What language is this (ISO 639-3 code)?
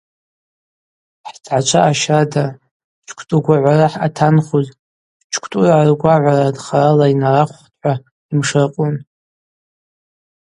abq